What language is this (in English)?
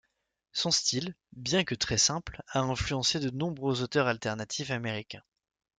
French